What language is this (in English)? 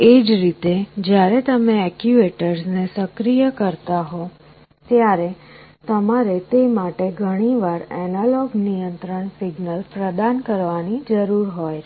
Gujarati